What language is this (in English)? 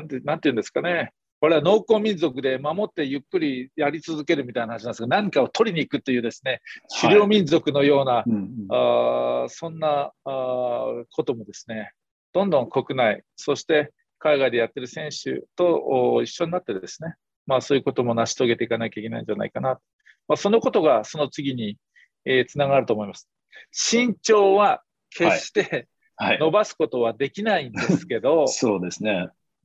Japanese